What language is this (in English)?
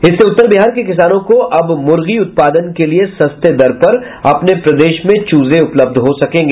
Hindi